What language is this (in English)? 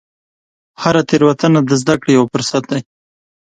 Pashto